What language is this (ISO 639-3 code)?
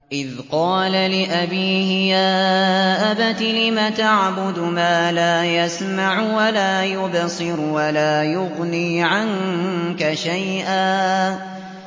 ara